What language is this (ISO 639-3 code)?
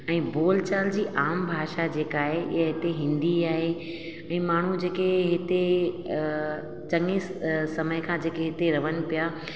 snd